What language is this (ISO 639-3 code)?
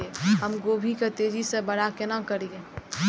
mai